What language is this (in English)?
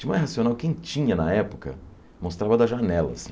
Portuguese